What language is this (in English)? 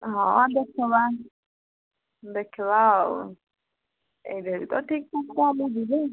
Odia